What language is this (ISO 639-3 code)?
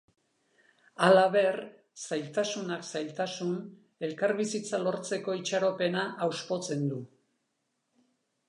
eus